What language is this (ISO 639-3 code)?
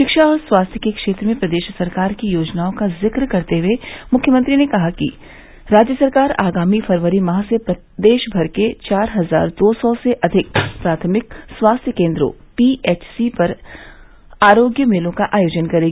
hin